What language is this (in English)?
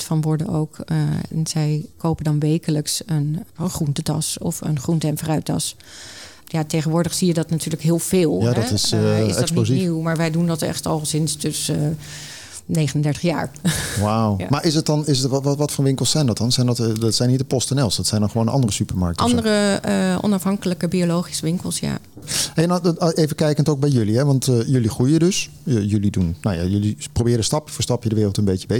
Dutch